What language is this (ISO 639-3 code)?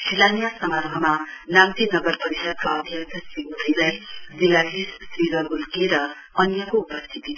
nep